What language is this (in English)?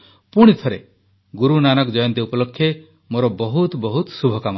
Odia